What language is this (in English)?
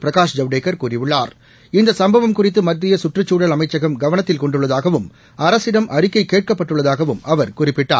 Tamil